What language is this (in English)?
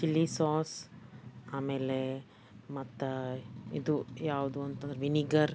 Kannada